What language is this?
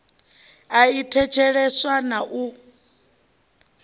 Venda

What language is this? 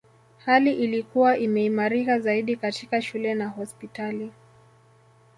Swahili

